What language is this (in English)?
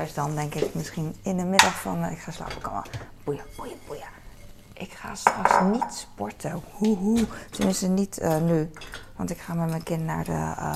Dutch